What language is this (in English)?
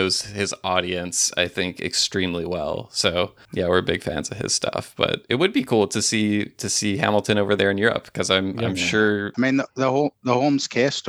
English